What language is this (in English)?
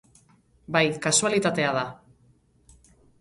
Basque